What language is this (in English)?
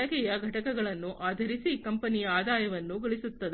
Kannada